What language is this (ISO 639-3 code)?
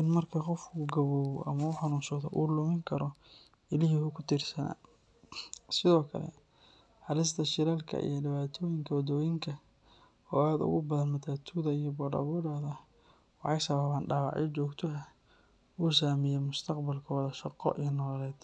som